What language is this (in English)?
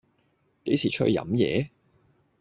Cantonese